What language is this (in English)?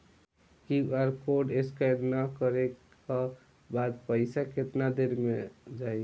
Bhojpuri